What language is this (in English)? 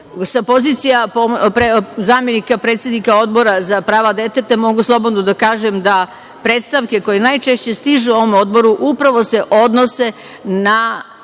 Serbian